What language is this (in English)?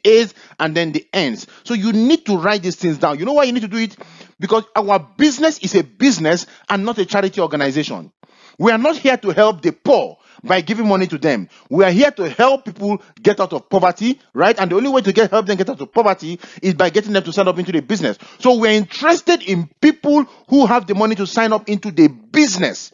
English